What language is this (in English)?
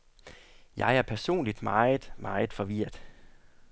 Danish